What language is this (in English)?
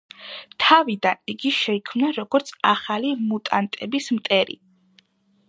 Georgian